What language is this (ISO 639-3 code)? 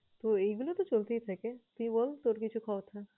ben